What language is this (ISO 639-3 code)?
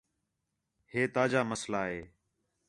xhe